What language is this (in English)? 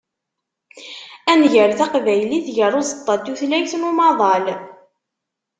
Kabyle